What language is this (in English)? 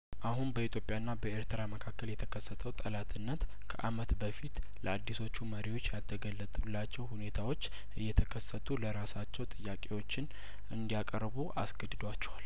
Amharic